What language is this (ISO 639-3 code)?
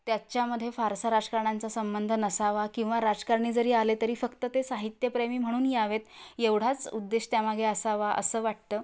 mar